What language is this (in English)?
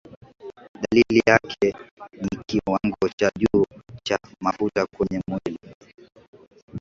Swahili